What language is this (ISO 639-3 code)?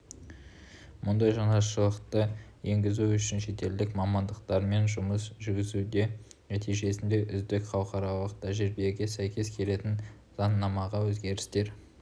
kaz